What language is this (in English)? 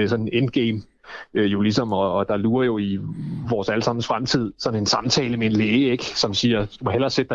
Danish